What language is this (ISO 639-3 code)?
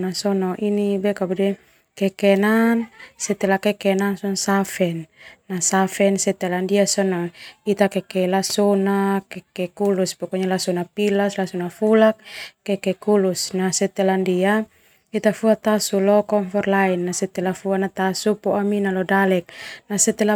twu